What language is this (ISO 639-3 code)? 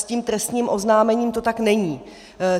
ces